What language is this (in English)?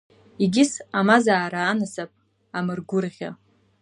Abkhazian